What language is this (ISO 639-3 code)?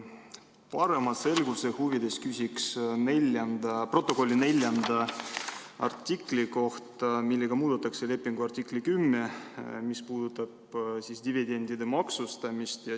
est